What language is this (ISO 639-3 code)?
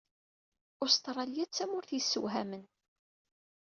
kab